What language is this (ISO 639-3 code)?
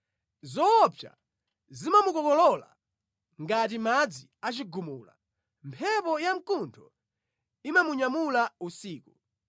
nya